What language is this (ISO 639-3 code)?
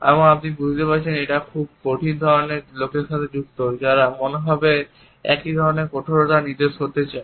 ben